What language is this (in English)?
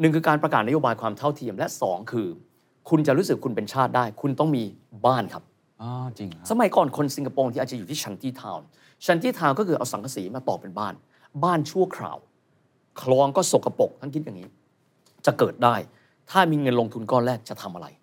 Thai